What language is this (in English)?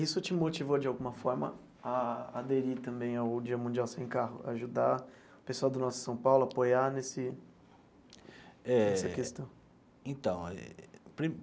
Portuguese